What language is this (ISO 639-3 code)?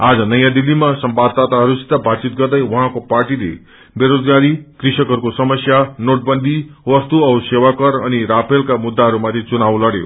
nep